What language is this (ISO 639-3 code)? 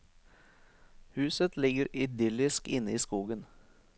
nor